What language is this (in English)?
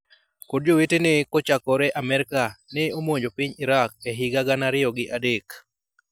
Luo (Kenya and Tanzania)